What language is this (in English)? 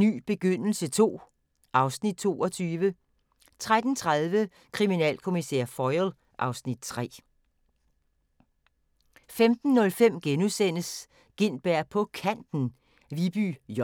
Danish